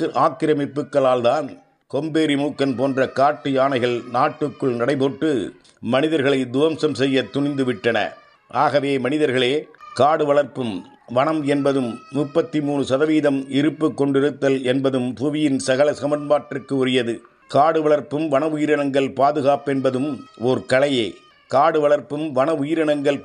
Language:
Tamil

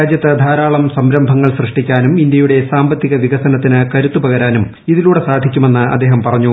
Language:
Malayalam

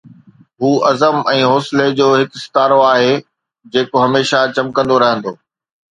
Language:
Sindhi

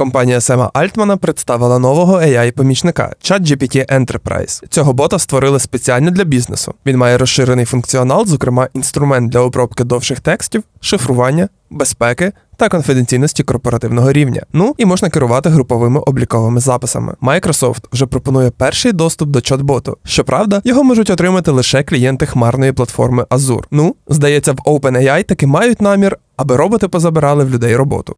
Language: Ukrainian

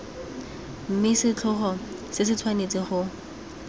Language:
Tswana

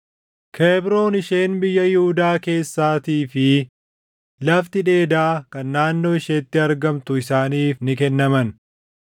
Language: Oromo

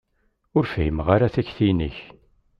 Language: Kabyle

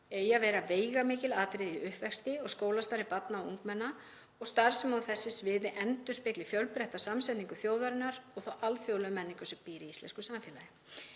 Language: Icelandic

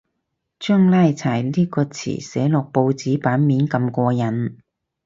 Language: Cantonese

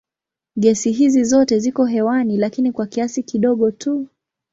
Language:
Swahili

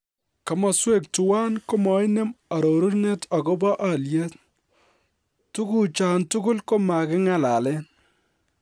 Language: Kalenjin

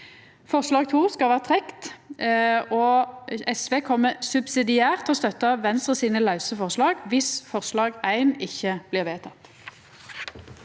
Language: Norwegian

